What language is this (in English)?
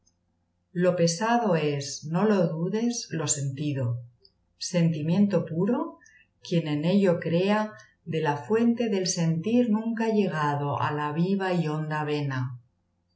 Spanish